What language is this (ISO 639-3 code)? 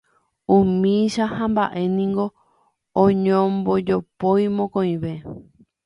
grn